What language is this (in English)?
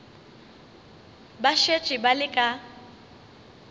Northern Sotho